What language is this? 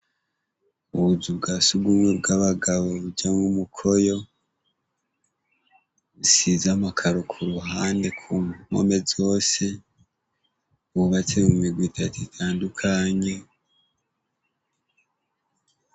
Rundi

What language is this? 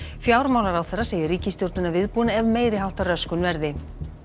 Icelandic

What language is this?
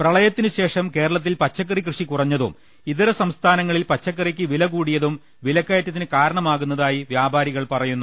Malayalam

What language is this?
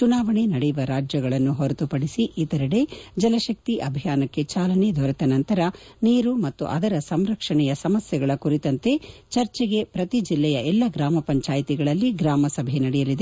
Kannada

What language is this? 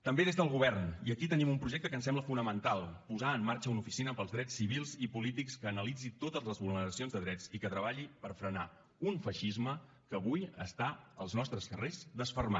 Catalan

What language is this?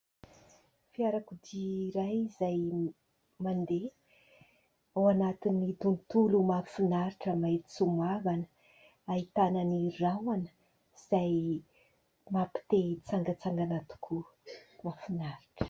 Malagasy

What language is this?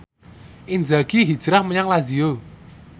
Javanese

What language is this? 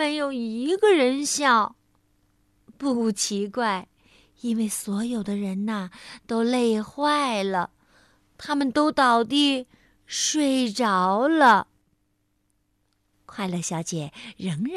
Chinese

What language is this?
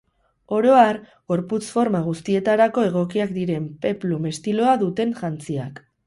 Basque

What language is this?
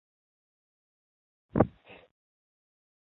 Chinese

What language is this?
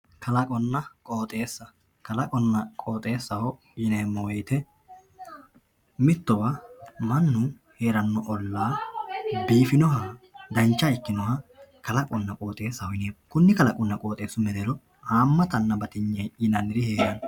Sidamo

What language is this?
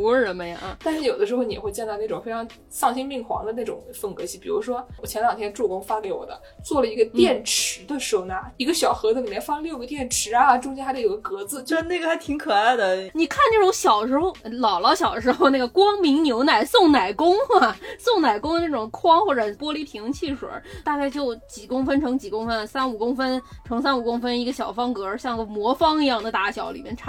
Chinese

